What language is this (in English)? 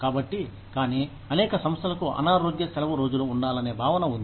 Telugu